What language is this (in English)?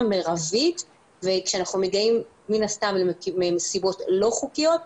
Hebrew